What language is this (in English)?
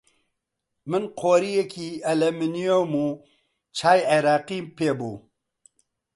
Central Kurdish